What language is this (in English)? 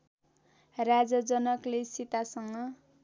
Nepali